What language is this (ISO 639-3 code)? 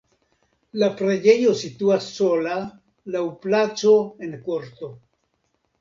epo